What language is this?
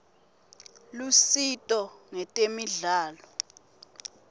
Swati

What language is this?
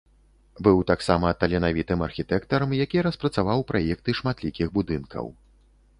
Belarusian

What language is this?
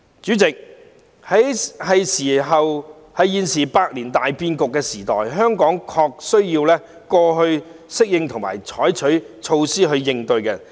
Cantonese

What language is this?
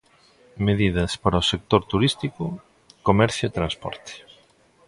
Galician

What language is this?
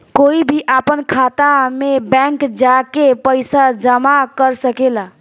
Bhojpuri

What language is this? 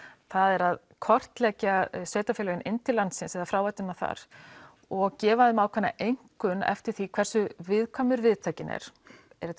Icelandic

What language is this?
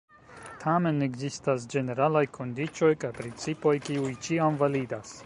Esperanto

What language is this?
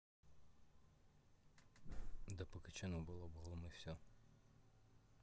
Russian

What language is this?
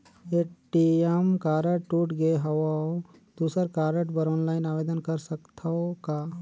Chhattisgarhi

